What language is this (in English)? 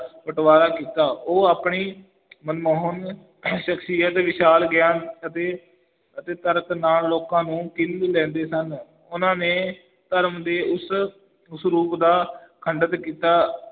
Punjabi